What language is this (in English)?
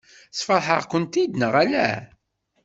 Kabyle